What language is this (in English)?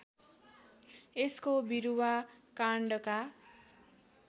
Nepali